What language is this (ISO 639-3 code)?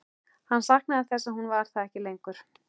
isl